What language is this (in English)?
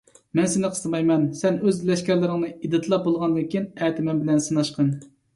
Uyghur